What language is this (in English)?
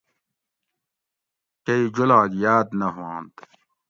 Gawri